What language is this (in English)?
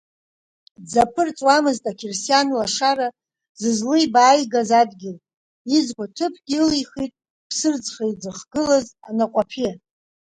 Abkhazian